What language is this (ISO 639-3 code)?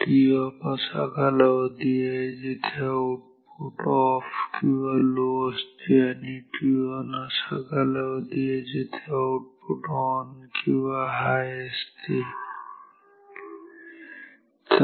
mar